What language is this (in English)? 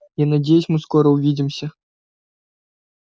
Russian